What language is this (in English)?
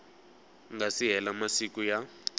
Tsonga